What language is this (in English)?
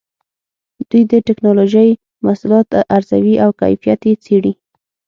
Pashto